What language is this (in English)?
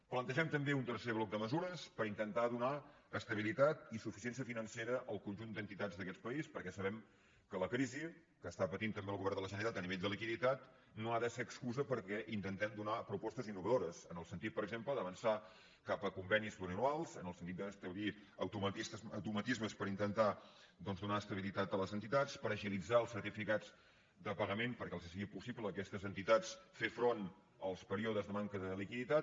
Catalan